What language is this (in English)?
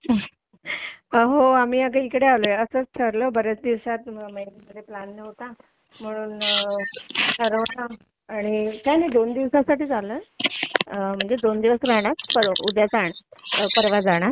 Marathi